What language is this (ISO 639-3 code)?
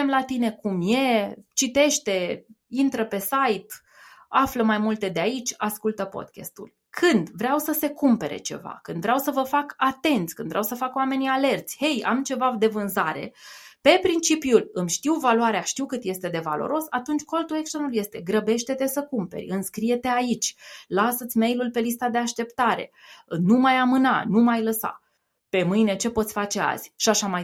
ron